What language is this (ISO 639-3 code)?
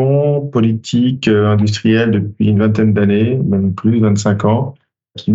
fra